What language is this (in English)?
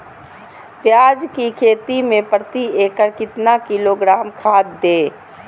Magahi